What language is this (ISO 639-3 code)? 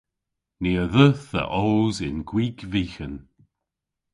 cor